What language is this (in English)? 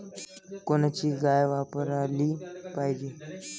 Marathi